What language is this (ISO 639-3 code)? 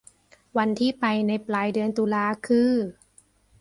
tha